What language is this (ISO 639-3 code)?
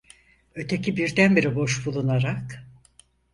tur